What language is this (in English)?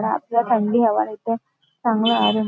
Marathi